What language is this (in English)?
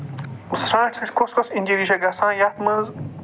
Kashmiri